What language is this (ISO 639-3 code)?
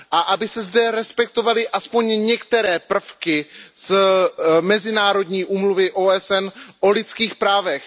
ces